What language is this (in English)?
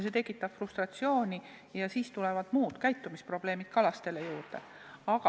Estonian